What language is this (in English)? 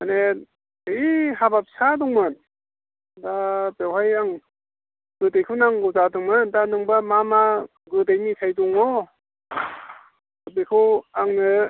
Bodo